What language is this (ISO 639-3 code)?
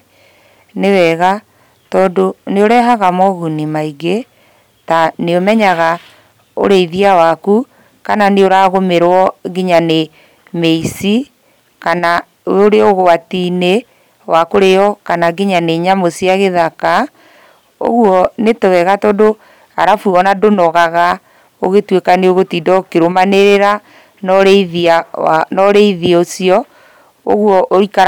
kik